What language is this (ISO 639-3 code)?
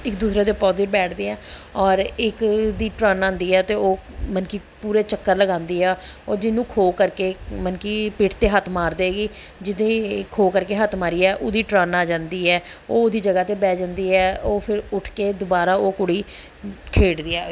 pan